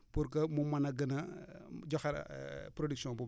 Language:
Wolof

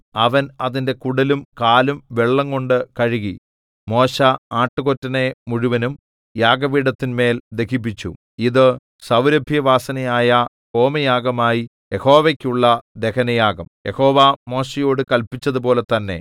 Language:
Malayalam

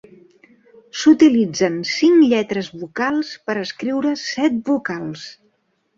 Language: Catalan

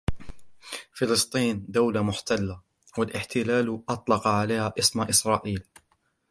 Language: Arabic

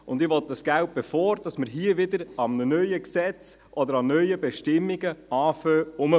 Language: Swiss German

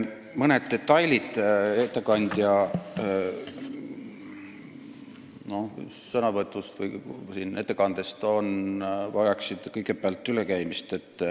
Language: Estonian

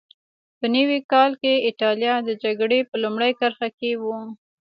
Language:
Pashto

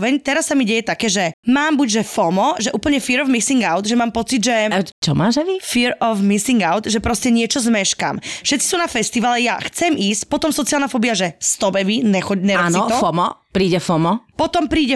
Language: Slovak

